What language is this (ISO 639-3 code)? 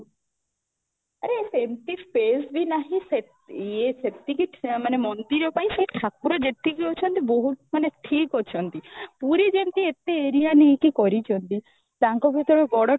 ori